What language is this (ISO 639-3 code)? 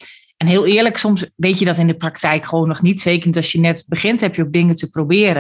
nld